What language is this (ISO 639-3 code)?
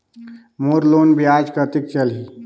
hne